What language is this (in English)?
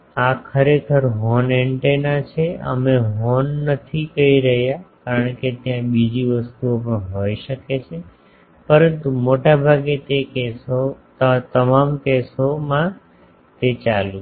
Gujarati